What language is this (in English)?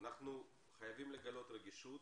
Hebrew